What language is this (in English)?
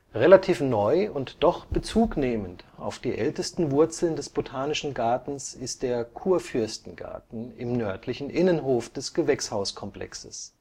German